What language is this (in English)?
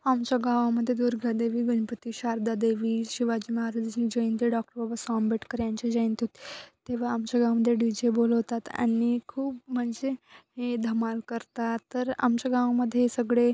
Marathi